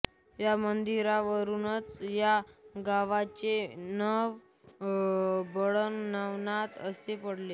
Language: Marathi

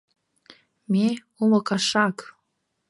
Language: Mari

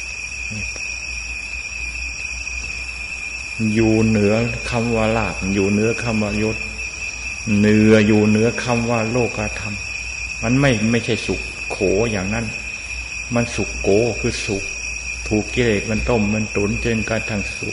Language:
Thai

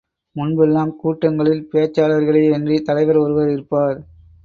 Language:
Tamil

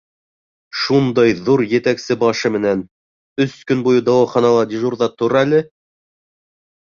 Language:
Bashkir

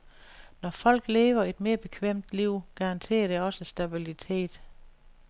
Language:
Danish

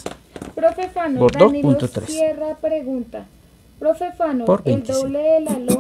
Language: Spanish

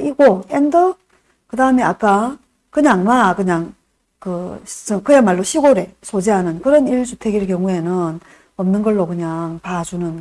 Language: Korean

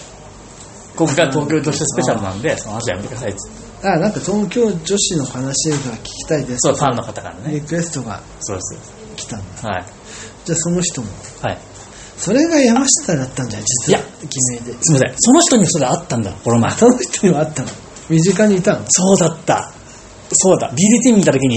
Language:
Japanese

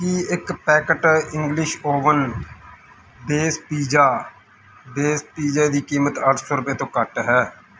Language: Punjabi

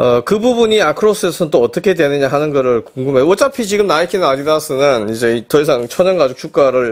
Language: Korean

